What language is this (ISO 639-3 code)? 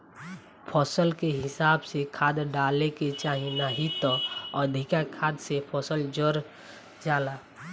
bho